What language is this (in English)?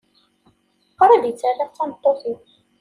Kabyle